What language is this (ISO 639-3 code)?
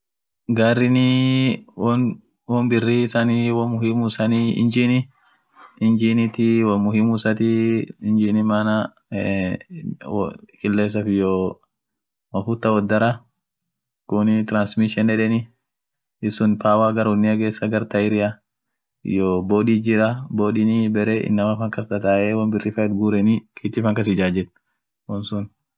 orc